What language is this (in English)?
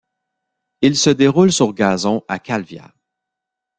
French